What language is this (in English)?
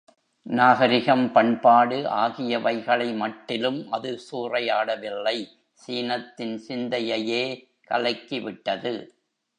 Tamil